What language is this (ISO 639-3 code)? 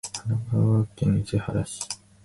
jpn